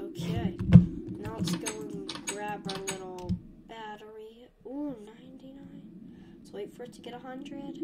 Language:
English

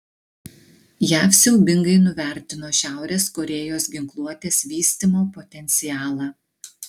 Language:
Lithuanian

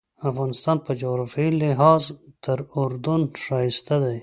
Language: Pashto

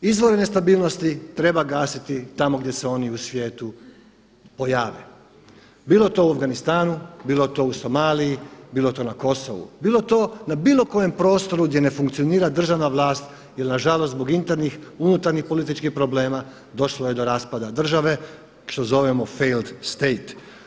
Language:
Croatian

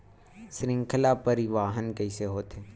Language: Chhattisgarhi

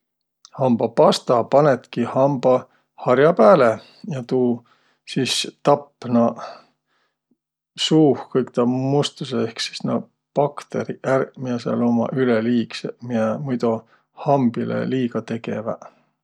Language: Võro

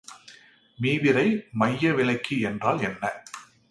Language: Tamil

